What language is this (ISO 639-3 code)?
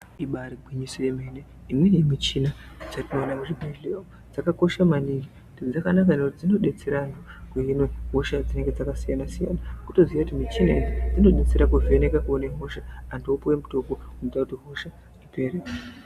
ndc